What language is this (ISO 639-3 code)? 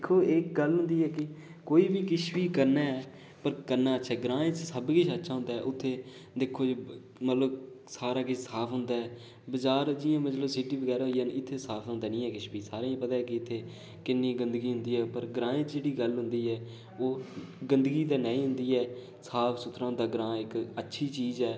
doi